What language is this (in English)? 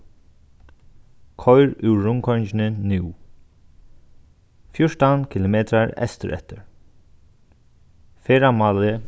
Faroese